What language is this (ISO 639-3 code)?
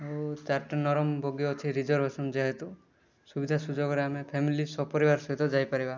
ori